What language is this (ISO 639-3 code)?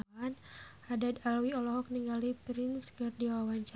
sun